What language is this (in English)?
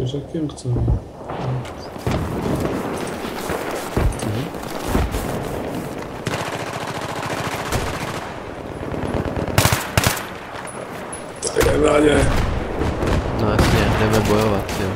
Czech